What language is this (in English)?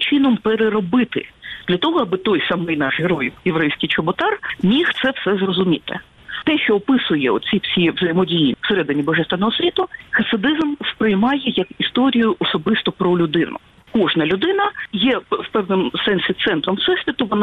Ukrainian